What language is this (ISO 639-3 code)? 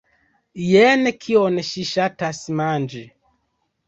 epo